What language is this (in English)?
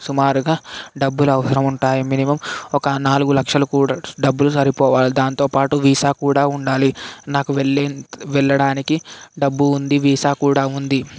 Telugu